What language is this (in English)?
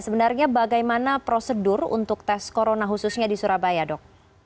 Indonesian